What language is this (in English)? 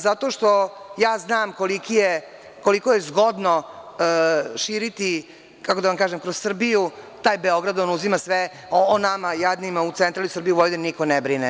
Serbian